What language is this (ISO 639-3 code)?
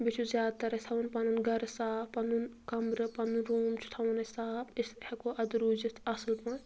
kas